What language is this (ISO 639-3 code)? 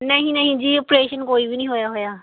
pan